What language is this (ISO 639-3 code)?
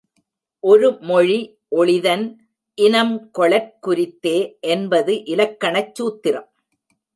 tam